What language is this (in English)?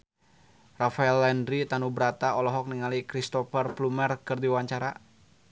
Sundanese